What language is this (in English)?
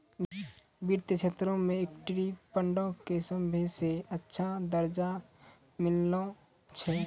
Maithili